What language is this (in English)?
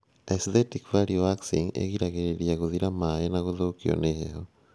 Kikuyu